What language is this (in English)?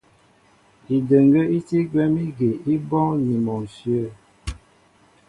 Mbo (Cameroon)